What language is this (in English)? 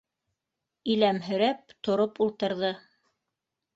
Bashkir